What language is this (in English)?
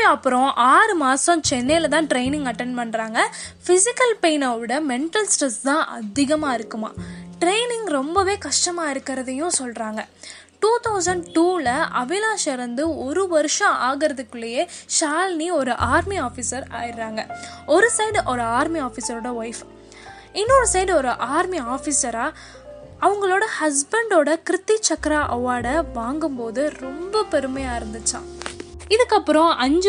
Tamil